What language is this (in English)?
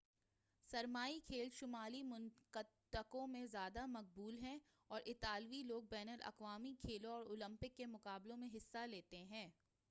Urdu